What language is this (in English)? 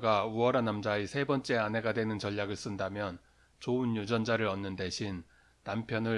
Korean